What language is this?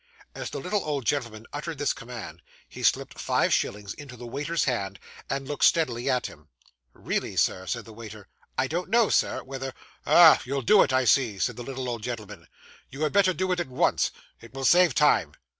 English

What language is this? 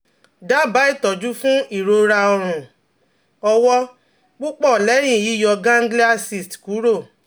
Yoruba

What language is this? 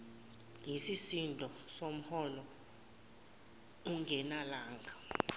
Zulu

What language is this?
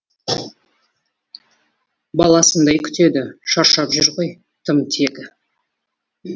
Kazakh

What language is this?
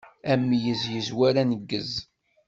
Kabyle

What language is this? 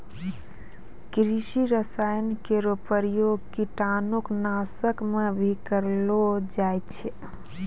Maithili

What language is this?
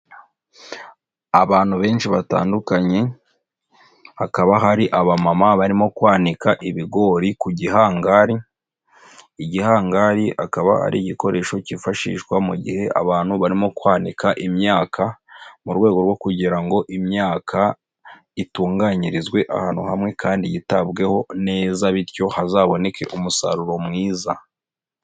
Kinyarwanda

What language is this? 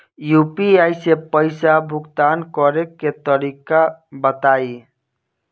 Bhojpuri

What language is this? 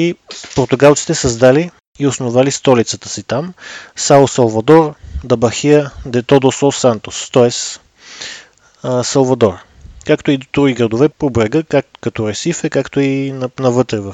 Bulgarian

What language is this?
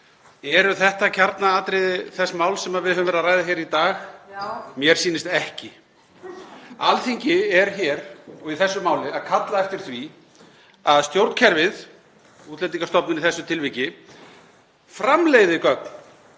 Icelandic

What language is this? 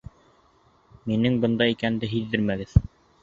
Bashkir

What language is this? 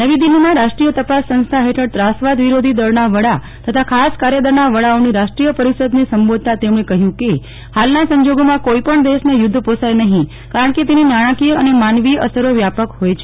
Gujarati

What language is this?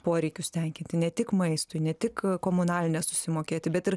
Lithuanian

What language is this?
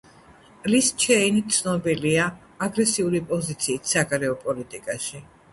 Georgian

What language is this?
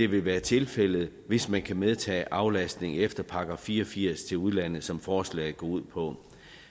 Danish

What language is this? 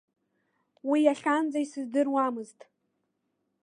Abkhazian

